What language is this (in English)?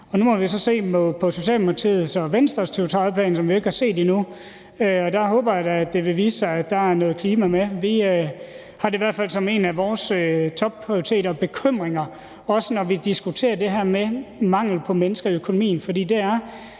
Danish